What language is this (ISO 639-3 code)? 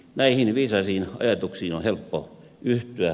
fin